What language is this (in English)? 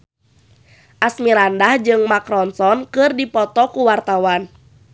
Sundanese